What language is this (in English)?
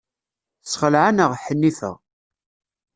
Kabyle